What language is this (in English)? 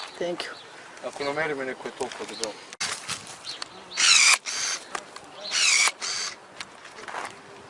Bulgarian